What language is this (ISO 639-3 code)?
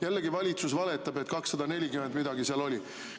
est